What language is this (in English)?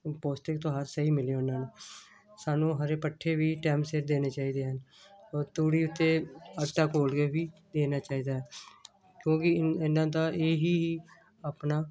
Punjabi